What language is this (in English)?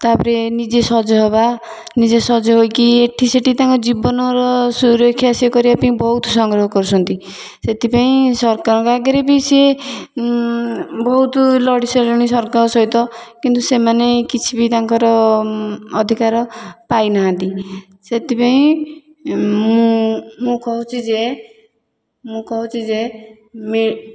Odia